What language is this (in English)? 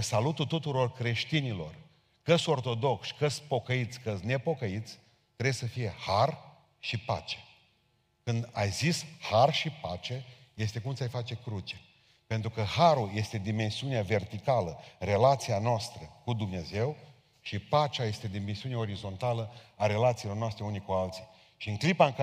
Romanian